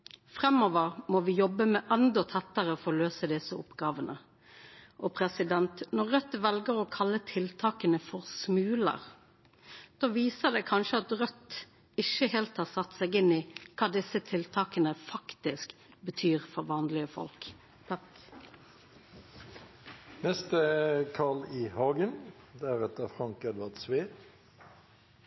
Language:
Norwegian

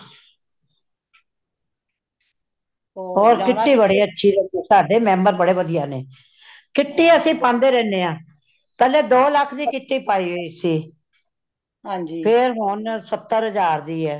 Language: Punjabi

